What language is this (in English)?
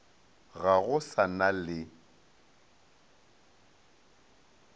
Northern Sotho